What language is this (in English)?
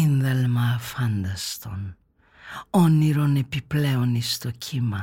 Greek